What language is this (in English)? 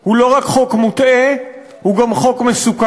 Hebrew